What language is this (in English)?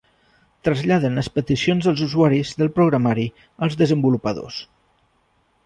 Catalan